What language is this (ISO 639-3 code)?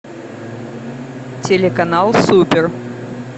rus